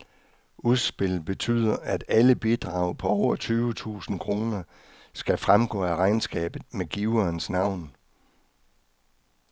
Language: Danish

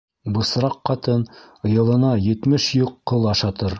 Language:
Bashkir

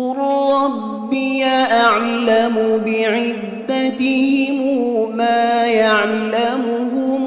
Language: Arabic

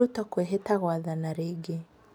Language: Kikuyu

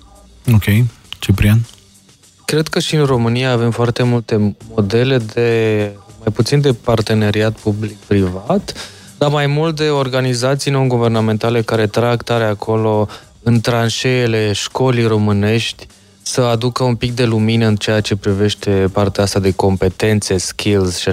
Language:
Romanian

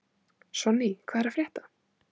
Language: Icelandic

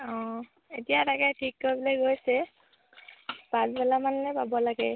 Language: Assamese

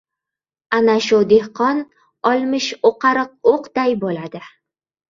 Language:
Uzbek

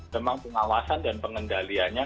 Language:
Indonesian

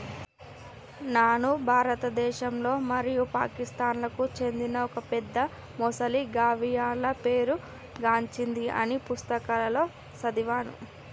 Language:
Telugu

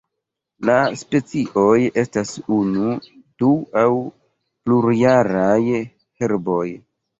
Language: Esperanto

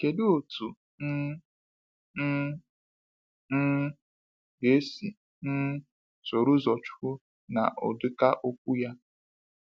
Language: Igbo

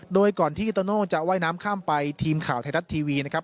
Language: Thai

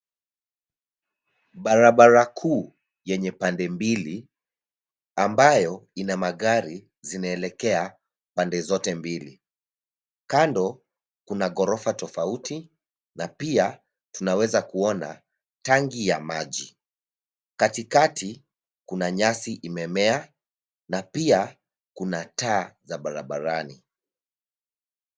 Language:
Swahili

